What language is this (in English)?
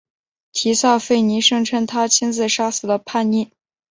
Chinese